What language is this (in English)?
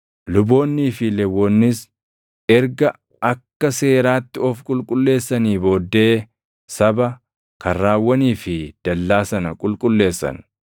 Oromo